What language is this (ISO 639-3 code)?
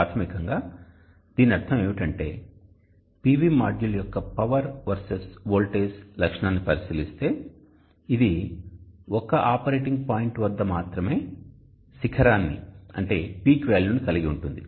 tel